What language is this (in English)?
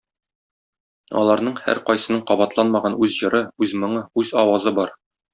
Tatar